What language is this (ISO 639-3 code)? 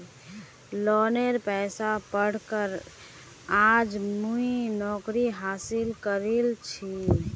mag